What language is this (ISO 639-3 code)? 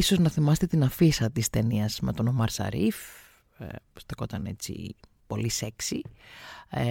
ell